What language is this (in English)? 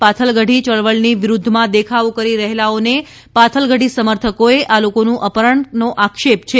Gujarati